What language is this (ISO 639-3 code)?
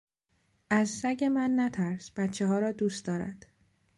fas